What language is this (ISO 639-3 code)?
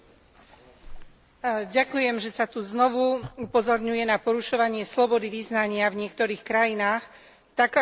slk